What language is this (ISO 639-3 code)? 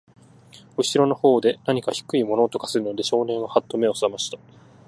jpn